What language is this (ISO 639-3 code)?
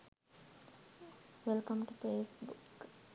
sin